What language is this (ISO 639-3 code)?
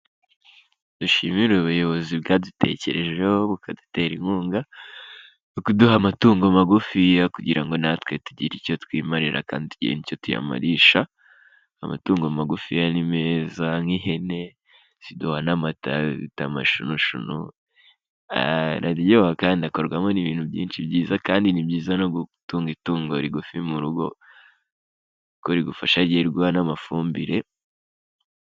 kin